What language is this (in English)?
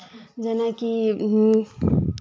Maithili